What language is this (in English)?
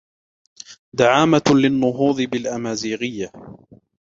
Arabic